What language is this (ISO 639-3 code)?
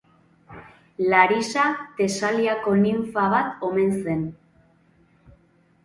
eus